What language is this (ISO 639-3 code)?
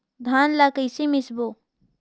hne